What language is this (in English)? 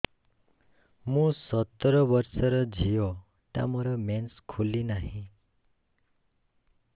Odia